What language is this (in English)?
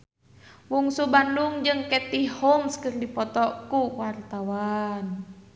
Sundanese